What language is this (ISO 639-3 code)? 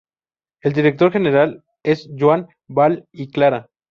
spa